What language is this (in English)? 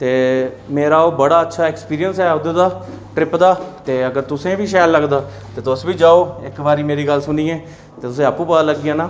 Dogri